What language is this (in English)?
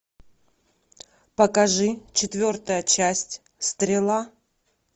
Russian